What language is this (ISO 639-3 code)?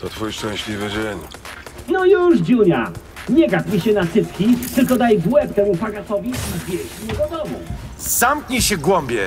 pol